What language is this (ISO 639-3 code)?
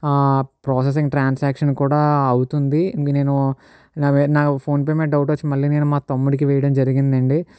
tel